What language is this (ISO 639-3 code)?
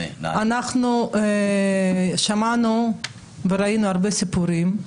heb